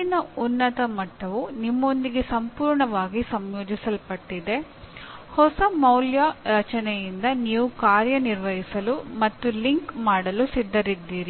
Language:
Kannada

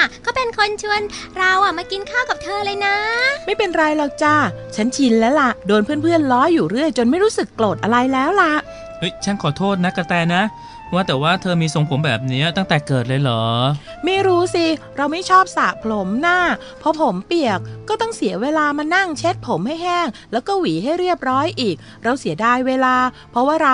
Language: Thai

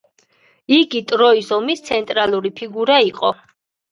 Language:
Georgian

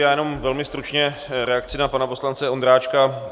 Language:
Czech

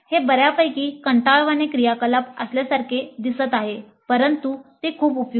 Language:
Marathi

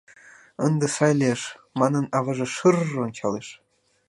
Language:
Mari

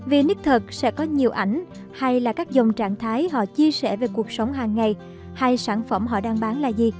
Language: Vietnamese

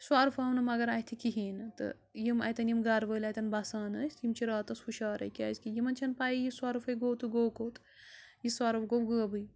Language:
Kashmiri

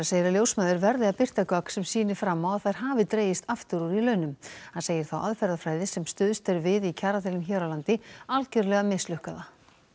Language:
Icelandic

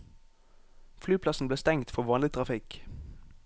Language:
Norwegian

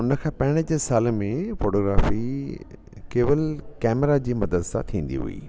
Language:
Sindhi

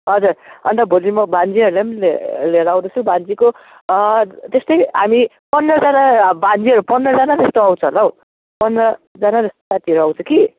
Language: Nepali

